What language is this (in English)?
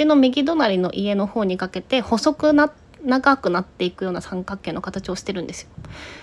Japanese